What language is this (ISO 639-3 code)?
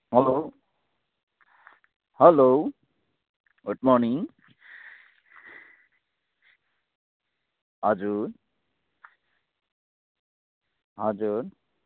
nep